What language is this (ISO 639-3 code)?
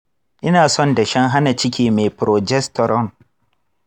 hau